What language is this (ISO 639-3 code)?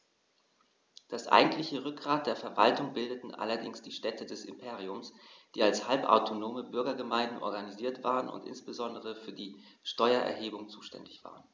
deu